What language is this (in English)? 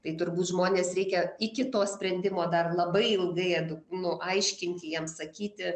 Lithuanian